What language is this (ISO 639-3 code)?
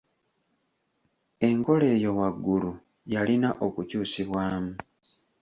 lug